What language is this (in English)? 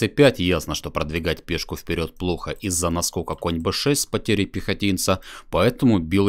Russian